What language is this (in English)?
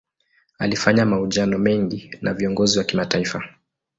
Swahili